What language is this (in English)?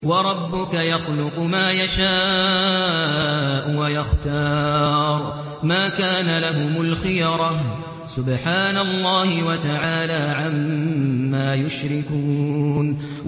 Arabic